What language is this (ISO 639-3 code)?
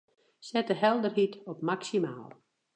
fry